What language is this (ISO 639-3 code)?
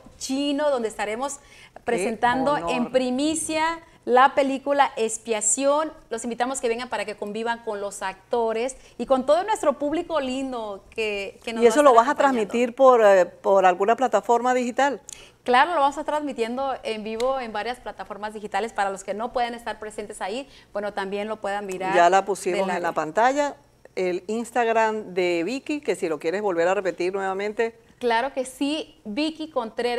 spa